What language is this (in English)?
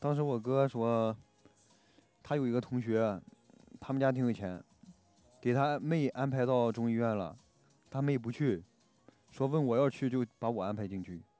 Chinese